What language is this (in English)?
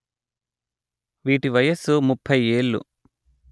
Telugu